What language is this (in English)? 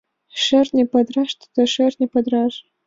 Mari